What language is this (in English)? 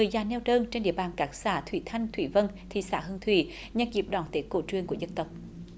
Vietnamese